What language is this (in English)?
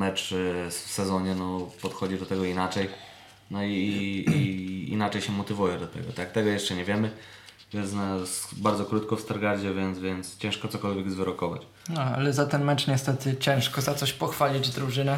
Polish